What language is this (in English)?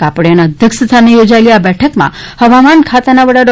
Gujarati